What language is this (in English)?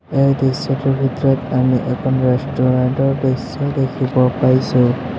Assamese